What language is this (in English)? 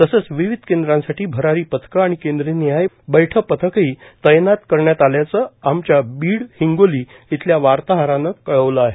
Marathi